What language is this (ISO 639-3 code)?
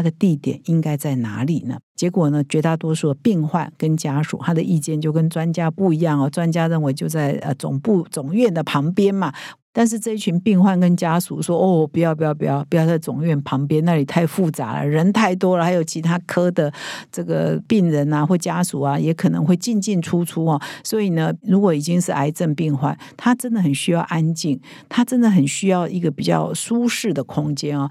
zho